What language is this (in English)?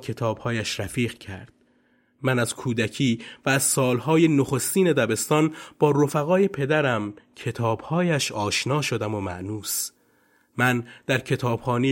Persian